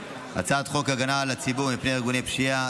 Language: Hebrew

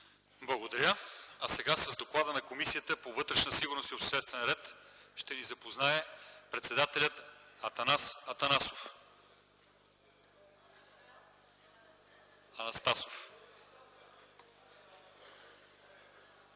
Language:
Bulgarian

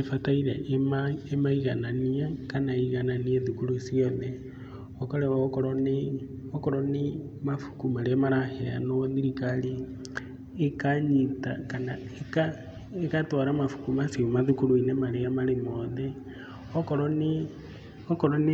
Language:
Kikuyu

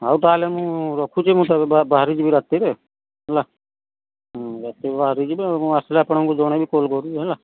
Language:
Odia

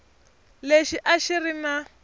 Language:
Tsonga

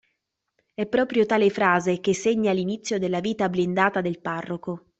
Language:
Italian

